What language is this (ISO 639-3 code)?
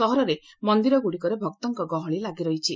ori